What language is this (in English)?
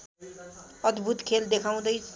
Nepali